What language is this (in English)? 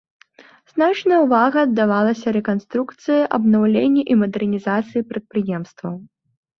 Belarusian